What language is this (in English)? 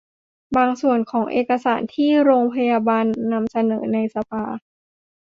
Thai